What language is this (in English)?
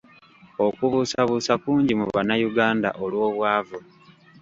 Ganda